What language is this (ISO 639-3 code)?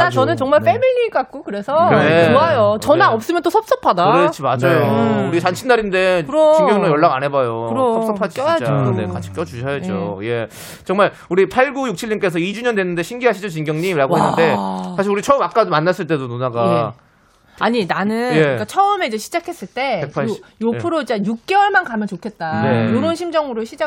kor